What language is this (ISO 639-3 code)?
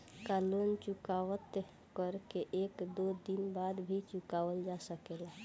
bho